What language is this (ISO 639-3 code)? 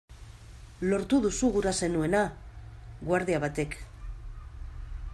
eus